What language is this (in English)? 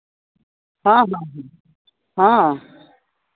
Santali